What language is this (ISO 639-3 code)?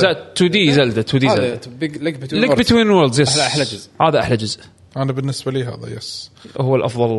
ara